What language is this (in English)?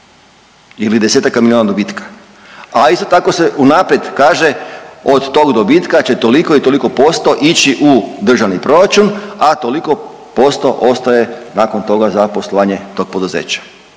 Croatian